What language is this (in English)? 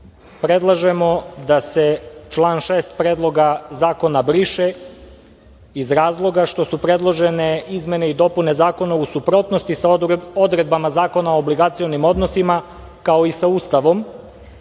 Serbian